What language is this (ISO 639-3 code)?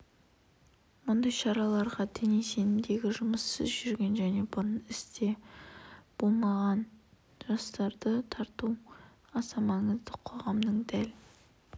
kaz